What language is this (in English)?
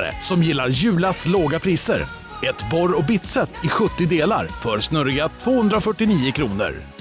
Swedish